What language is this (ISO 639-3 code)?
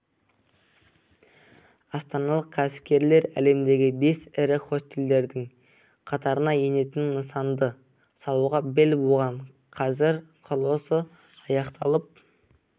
kaz